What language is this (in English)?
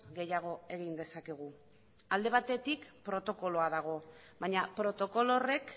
Basque